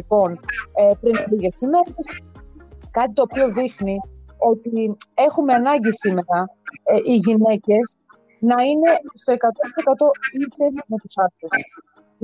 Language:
Greek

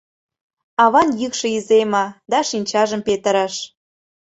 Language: Mari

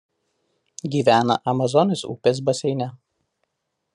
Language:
Lithuanian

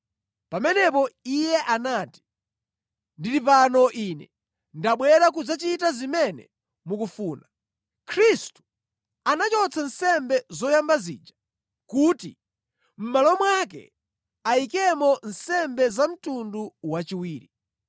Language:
Nyanja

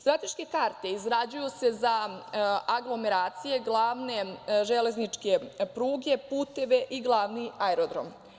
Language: Serbian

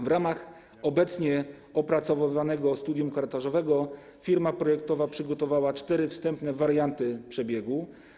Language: Polish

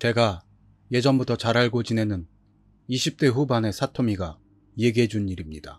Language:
Korean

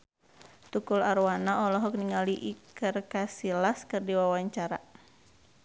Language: Sundanese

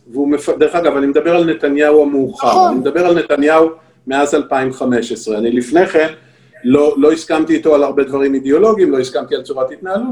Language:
Hebrew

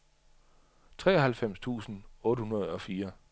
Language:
Danish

